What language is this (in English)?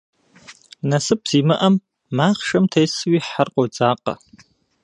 Kabardian